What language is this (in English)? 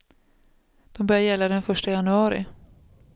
Swedish